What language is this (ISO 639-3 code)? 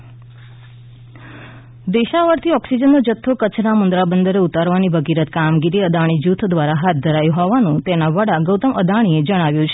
guj